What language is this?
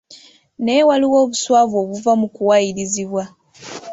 Ganda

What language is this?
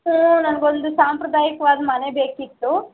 Kannada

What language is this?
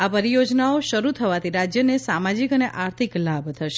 Gujarati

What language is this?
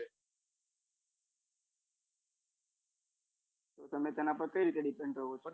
Gujarati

